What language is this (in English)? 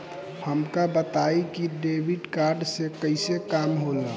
Bhojpuri